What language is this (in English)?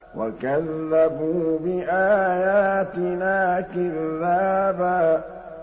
Arabic